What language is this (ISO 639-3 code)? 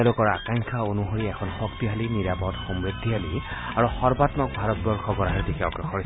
asm